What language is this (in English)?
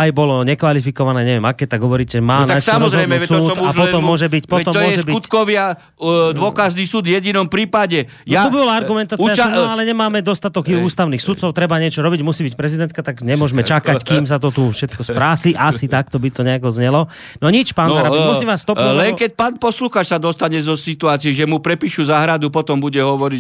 Slovak